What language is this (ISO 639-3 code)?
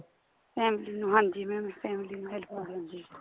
pan